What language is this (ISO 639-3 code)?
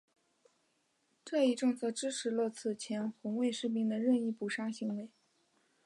zho